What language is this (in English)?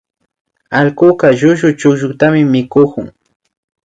Imbabura Highland Quichua